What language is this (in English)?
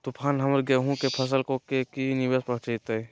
Magahi